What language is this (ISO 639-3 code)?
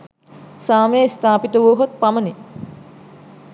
sin